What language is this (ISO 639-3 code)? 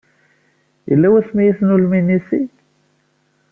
kab